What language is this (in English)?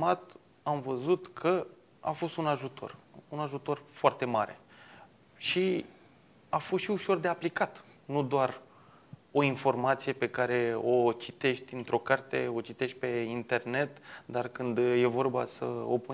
Romanian